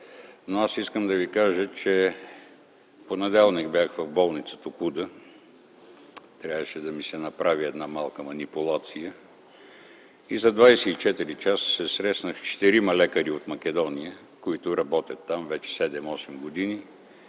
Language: Bulgarian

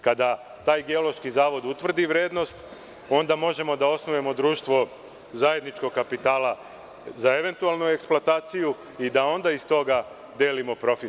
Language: Serbian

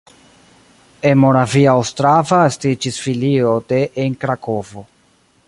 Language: Esperanto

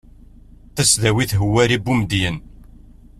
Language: Kabyle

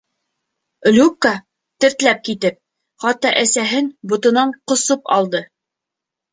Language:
Bashkir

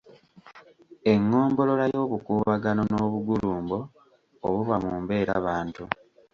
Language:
Ganda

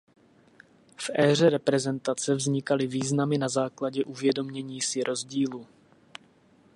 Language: Czech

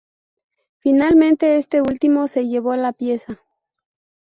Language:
Spanish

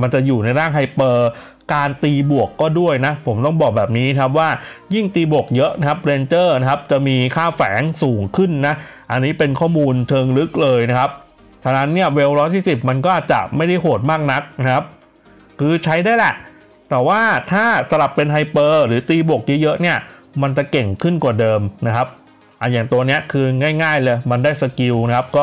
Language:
Thai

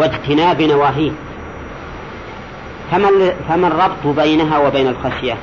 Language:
Arabic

